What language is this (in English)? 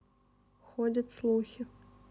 Russian